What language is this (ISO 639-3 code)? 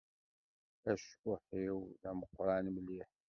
kab